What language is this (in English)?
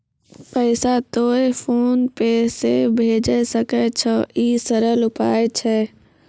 Maithili